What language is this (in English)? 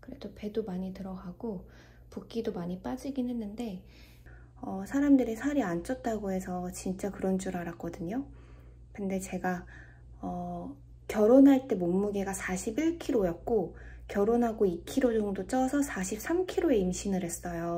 Korean